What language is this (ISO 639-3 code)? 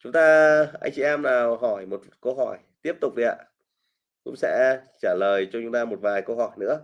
vie